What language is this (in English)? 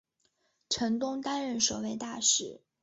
Chinese